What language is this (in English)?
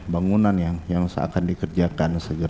Indonesian